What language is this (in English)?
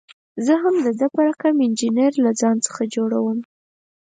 Pashto